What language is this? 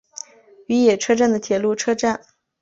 Chinese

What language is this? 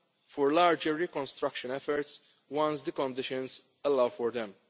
English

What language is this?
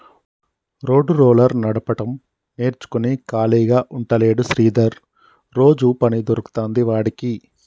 Telugu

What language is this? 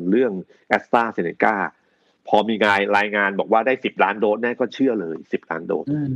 Thai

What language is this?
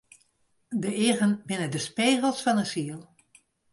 Western Frisian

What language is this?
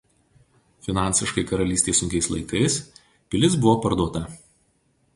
Lithuanian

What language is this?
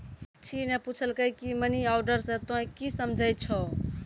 Maithili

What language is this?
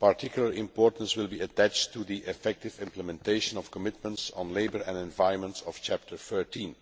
English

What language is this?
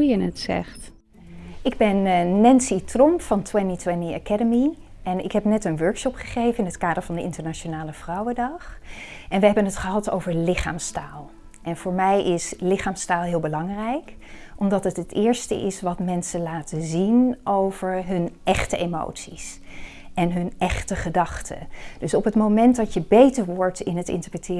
Dutch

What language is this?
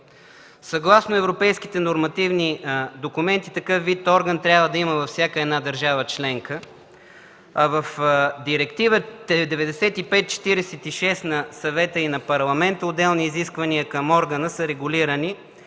Bulgarian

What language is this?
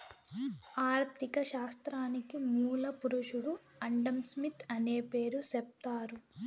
Telugu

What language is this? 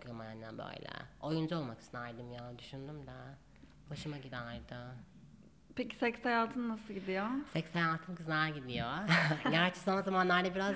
Turkish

